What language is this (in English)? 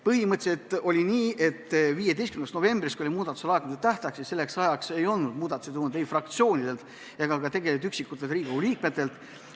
Estonian